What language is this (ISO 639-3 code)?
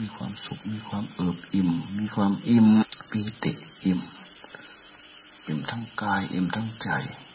tha